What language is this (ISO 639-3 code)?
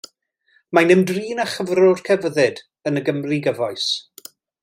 cym